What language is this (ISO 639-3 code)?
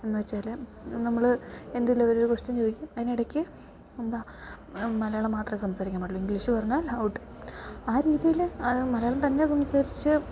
mal